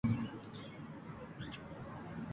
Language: Uzbek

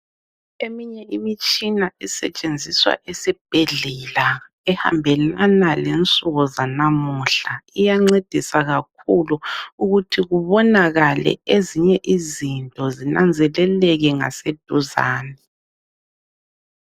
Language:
North Ndebele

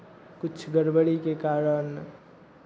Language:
Maithili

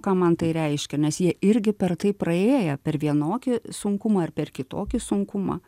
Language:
Lithuanian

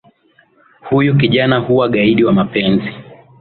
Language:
Swahili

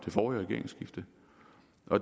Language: Danish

